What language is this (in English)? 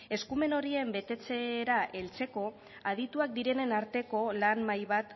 Basque